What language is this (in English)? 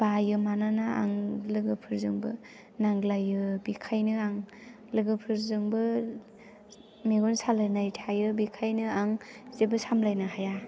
Bodo